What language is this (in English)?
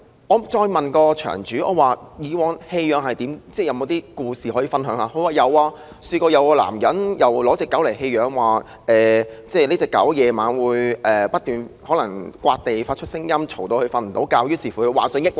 Cantonese